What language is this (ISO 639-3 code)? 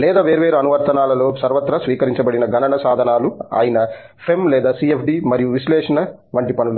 tel